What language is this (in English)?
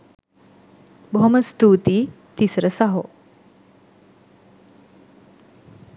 Sinhala